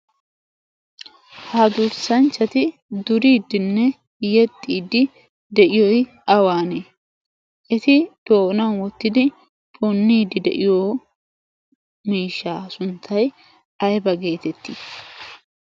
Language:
Wolaytta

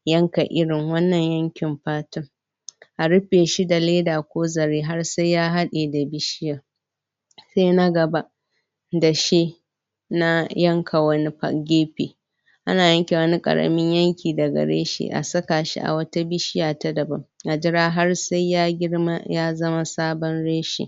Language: Hausa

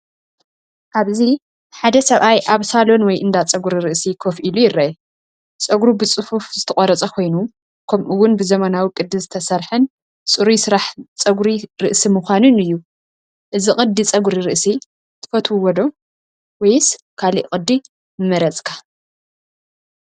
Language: Tigrinya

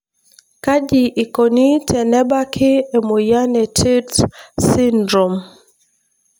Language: Masai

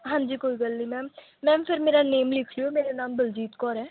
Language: Punjabi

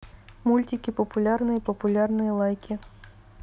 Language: Russian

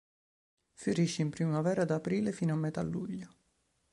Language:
Italian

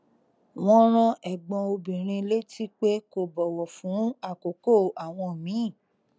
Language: Yoruba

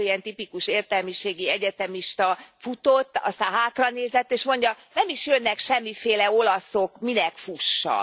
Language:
Hungarian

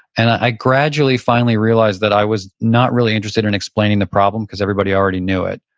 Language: English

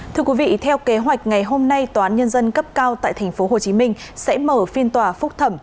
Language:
Vietnamese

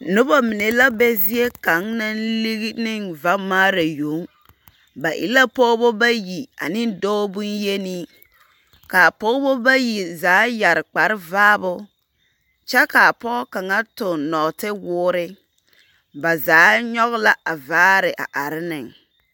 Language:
Southern Dagaare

